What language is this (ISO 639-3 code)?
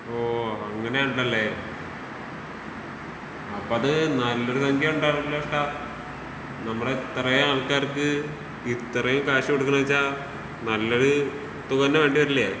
mal